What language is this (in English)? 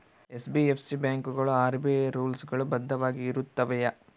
Kannada